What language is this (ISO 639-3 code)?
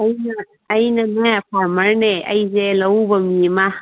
mni